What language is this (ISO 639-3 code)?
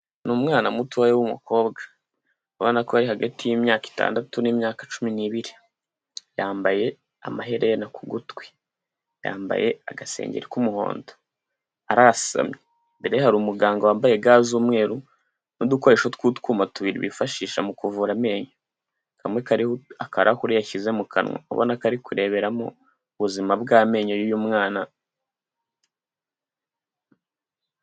kin